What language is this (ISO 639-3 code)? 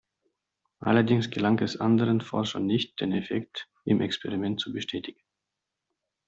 deu